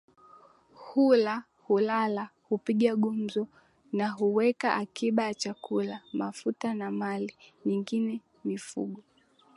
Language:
Swahili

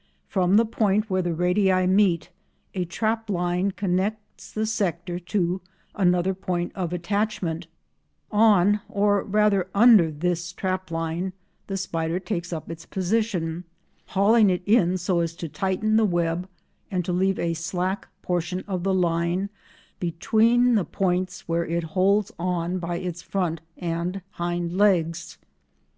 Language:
English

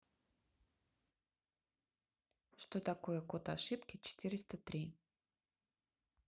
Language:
Russian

